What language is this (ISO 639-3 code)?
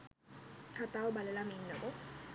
sin